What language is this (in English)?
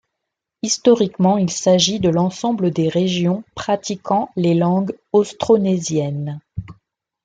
French